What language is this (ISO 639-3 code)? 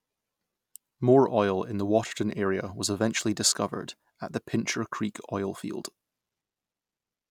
eng